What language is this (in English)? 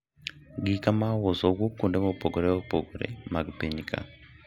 Luo (Kenya and Tanzania)